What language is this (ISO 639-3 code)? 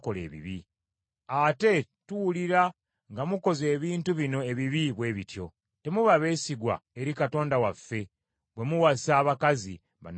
lug